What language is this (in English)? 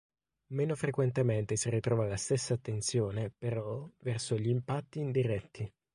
Italian